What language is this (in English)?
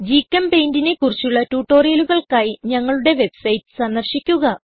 Malayalam